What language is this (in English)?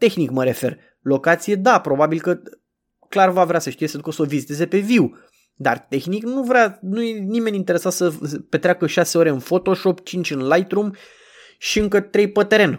Romanian